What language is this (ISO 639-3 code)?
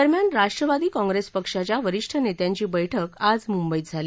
mar